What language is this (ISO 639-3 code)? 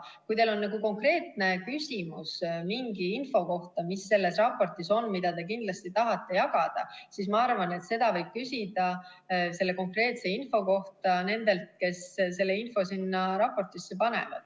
est